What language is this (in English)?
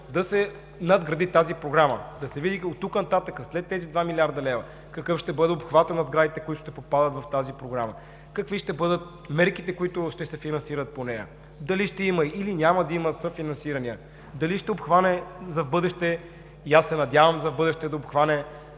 Bulgarian